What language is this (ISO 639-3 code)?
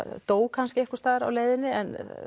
isl